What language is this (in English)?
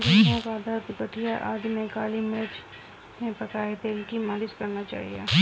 Hindi